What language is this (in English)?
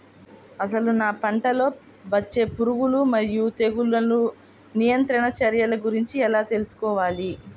Telugu